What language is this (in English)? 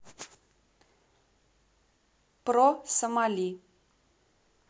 Russian